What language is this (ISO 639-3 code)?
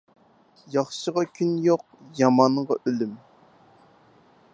uig